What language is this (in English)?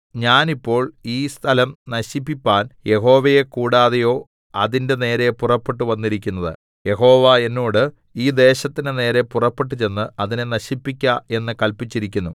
Malayalam